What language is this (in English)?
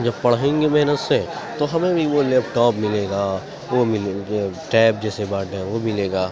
Urdu